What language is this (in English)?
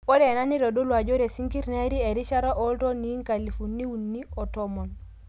Masai